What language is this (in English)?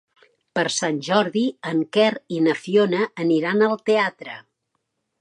Catalan